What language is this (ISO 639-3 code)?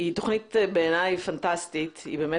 heb